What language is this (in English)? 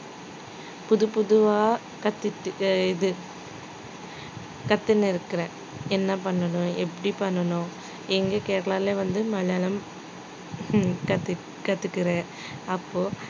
Tamil